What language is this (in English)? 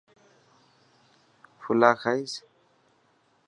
Dhatki